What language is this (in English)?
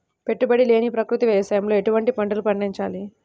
Telugu